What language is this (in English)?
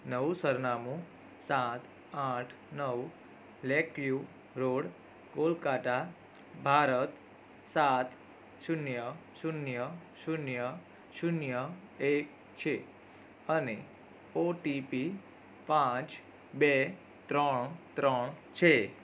Gujarati